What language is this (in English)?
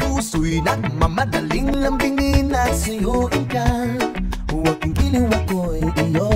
Filipino